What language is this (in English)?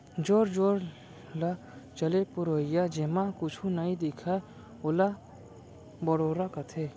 Chhattisgarhi